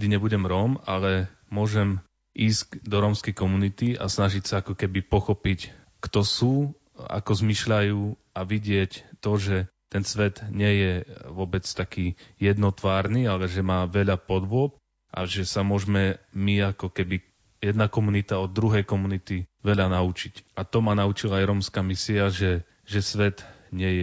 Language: Slovak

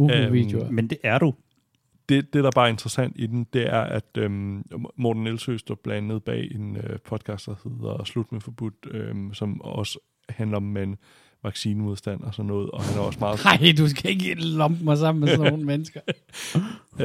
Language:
Danish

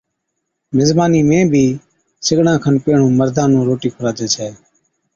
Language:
Od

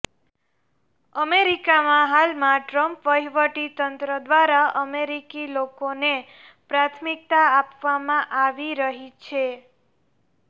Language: Gujarati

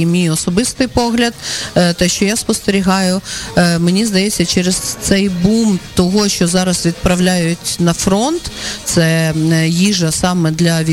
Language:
Ukrainian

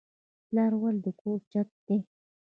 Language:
Pashto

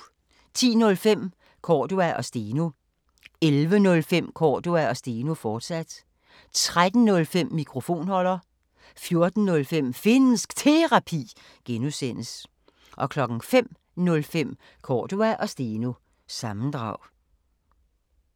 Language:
Danish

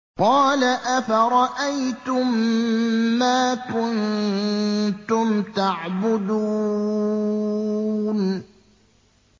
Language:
Arabic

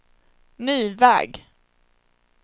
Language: Swedish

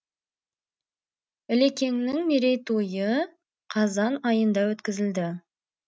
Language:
Kazakh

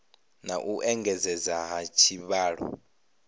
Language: Venda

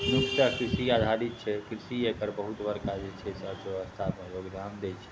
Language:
Maithili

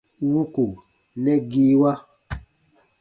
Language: Baatonum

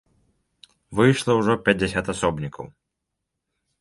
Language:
Belarusian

